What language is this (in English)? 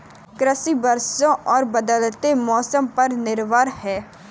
Hindi